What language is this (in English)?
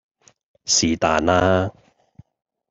Cantonese